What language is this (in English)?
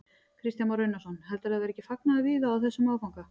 Icelandic